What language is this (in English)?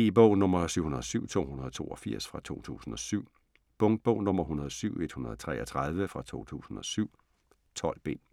Danish